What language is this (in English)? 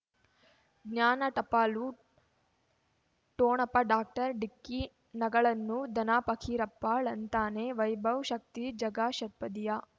Kannada